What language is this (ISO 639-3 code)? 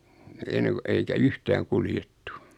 fin